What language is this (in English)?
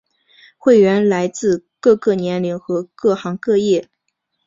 Chinese